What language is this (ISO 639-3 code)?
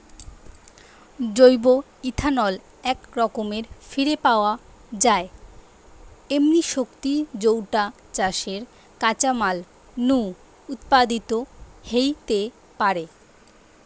ben